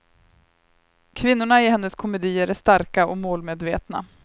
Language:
Swedish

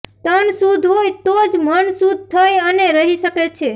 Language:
Gujarati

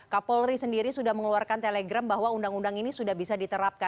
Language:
Indonesian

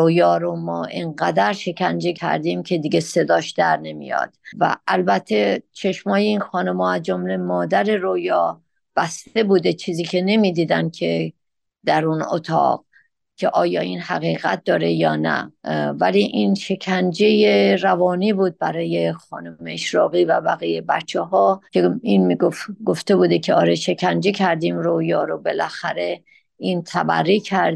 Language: Persian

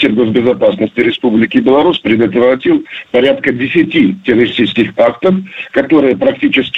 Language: Russian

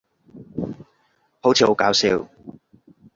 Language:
Cantonese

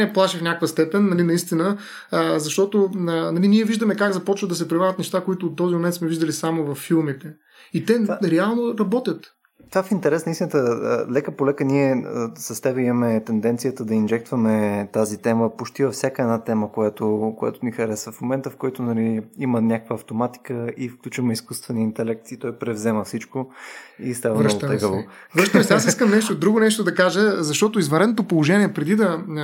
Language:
Bulgarian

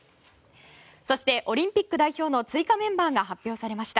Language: Japanese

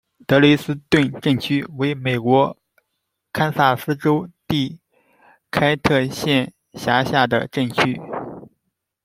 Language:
Chinese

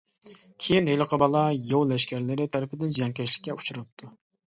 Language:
Uyghur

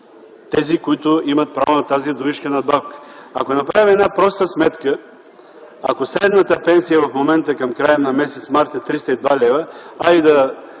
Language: Bulgarian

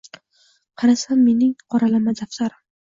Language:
Uzbek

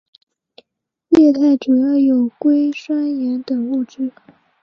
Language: Chinese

